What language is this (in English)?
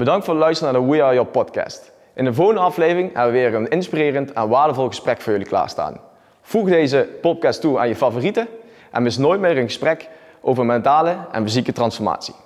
Dutch